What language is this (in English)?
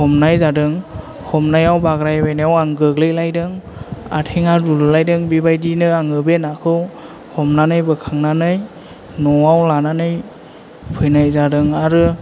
Bodo